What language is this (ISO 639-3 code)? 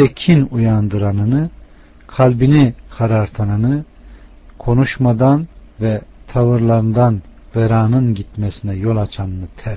tur